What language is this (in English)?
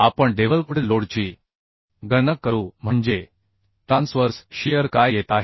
Marathi